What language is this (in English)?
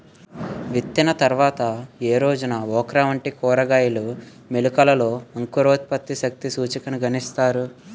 Telugu